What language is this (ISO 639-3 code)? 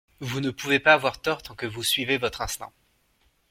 fra